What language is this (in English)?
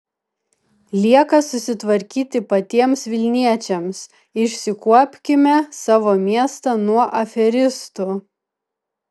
Lithuanian